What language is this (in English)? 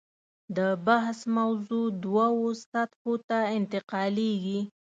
Pashto